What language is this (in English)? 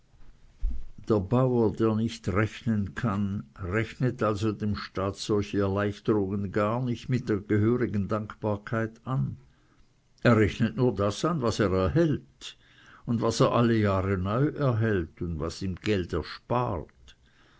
German